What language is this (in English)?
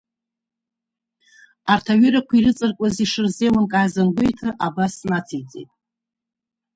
Abkhazian